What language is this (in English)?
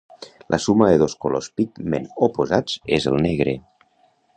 Catalan